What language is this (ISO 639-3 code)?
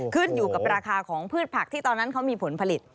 tha